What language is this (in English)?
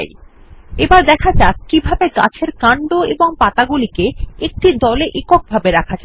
Bangla